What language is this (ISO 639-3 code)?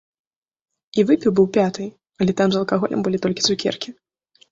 bel